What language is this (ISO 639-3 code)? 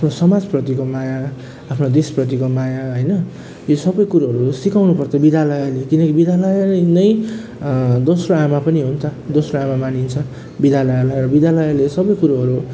nep